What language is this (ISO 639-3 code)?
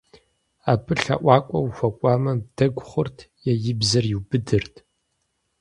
kbd